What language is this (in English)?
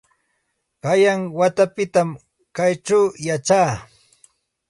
Santa Ana de Tusi Pasco Quechua